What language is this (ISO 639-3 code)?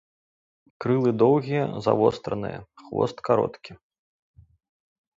bel